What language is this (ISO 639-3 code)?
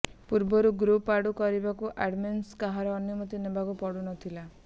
ori